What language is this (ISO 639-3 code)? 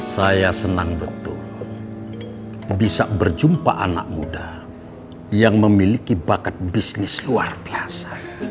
ind